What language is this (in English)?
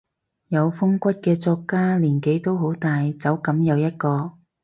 Cantonese